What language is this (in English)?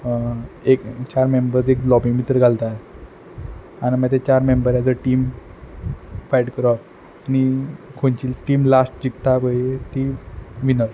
Konkani